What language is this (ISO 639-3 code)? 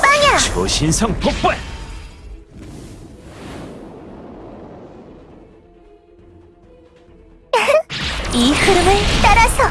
kor